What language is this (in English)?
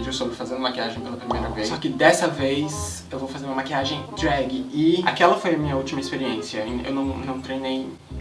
Portuguese